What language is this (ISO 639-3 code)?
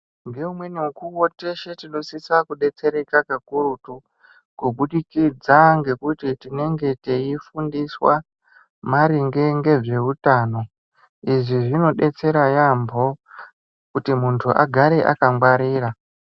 ndc